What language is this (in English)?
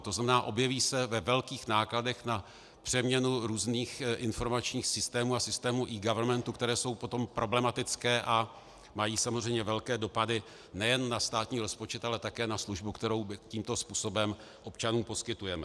Czech